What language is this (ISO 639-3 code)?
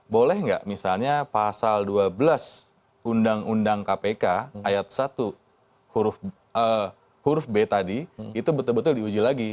ind